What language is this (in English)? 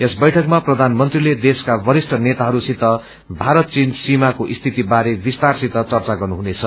Nepali